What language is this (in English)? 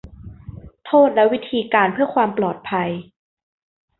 Thai